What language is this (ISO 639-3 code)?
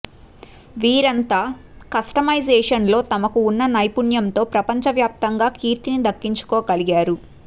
tel